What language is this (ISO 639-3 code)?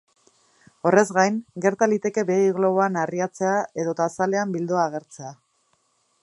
eus